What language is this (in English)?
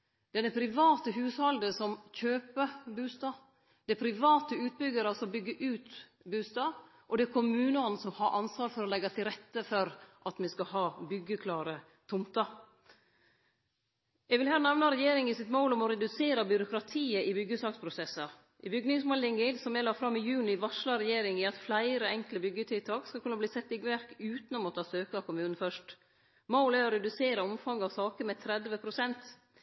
Norwegian Nynorsk